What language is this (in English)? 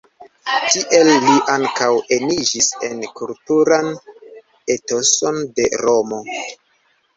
Esperanto